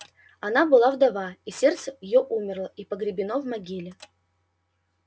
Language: Russian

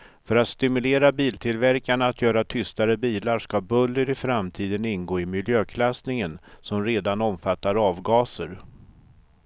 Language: Swedish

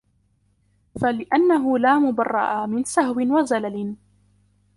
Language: Arabic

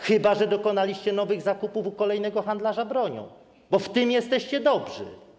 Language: Polish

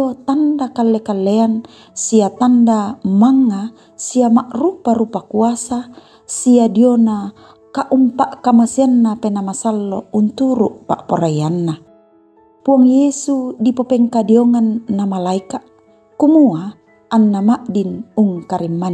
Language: Indonesian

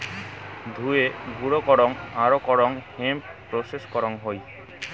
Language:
Bangla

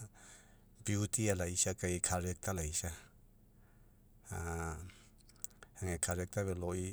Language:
Mekeo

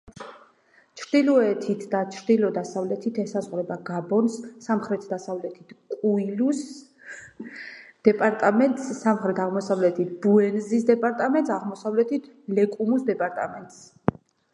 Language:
Georgian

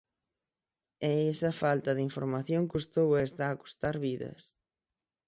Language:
Galician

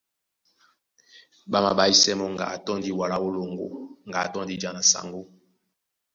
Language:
Duala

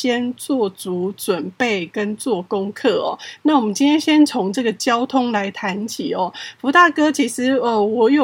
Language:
Chinese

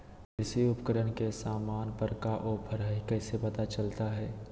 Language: Magahi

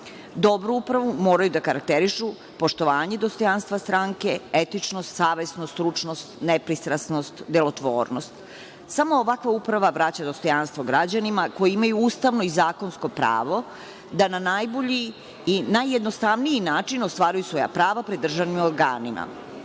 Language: Serbian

